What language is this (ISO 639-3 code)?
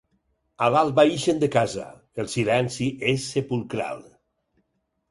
cat